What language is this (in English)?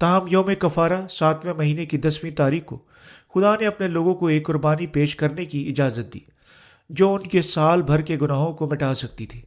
Urdu